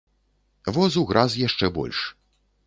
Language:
Belarusian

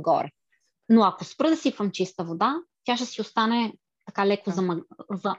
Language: Bulgarian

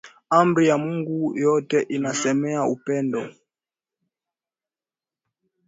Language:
Swahili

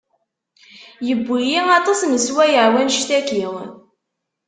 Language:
Kabyle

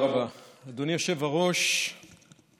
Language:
Hebrew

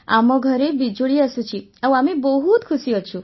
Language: Odia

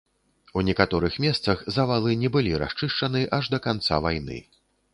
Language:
Belarusian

